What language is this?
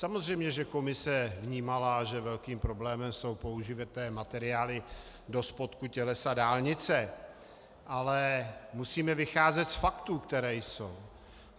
Czech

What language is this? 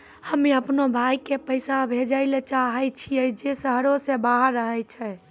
Maithili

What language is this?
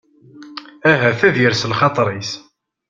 Kabyle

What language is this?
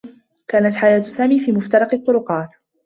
Arabic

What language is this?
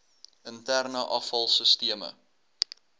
Afrikaans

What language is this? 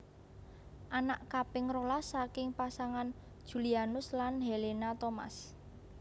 Javanese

